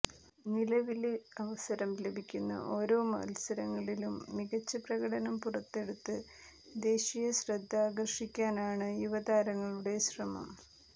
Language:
Malayalam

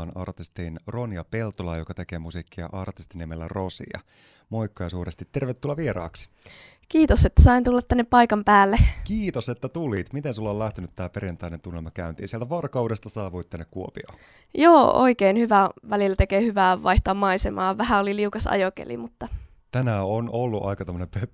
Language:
Finnish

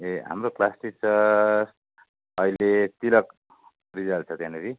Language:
Nepali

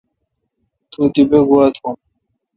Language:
Kalkoti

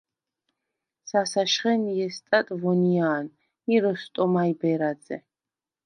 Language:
Svan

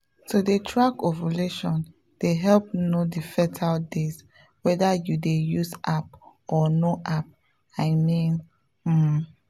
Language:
Nigerian Pidgin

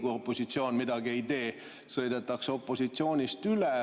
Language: Estonian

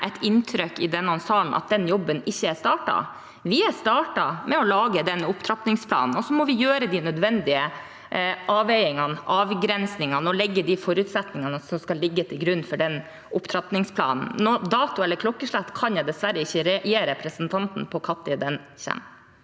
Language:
Norwegian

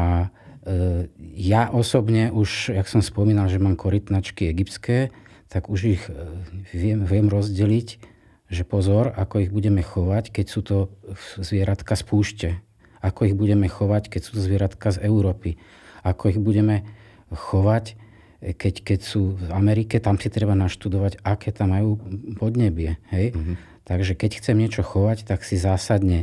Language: Slovak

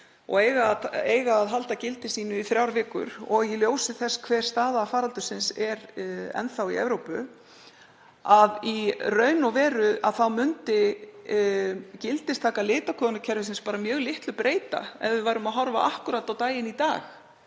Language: Icelandic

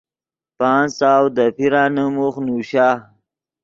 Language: Yidgha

